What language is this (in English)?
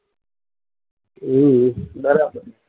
Gujarati